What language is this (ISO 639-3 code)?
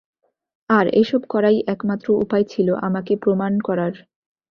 ben